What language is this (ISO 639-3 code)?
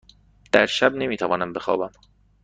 fas